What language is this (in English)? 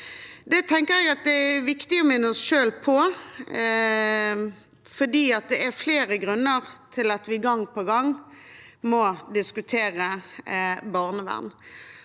Norwegian